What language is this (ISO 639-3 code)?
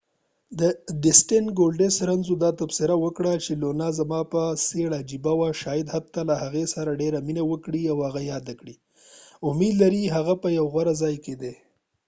pus